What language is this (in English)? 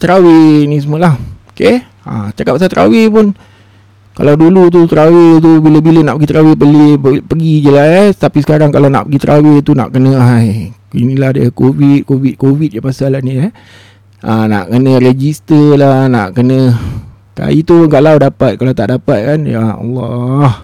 Malay